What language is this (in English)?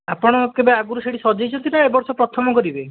Odia